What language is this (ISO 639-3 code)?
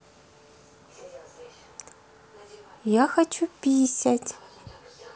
rus